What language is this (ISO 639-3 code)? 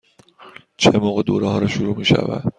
fas